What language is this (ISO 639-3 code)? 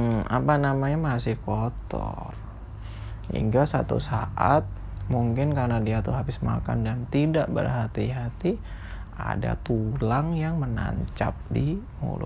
ind